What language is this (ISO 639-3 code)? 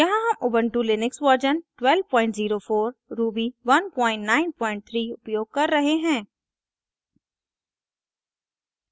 hin